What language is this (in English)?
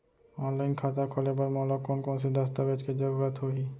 Chhattisgarhi